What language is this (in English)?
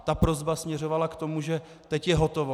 Czech